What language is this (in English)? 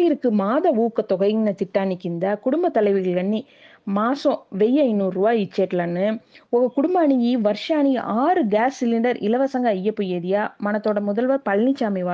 Tamil